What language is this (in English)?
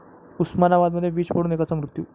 Marathi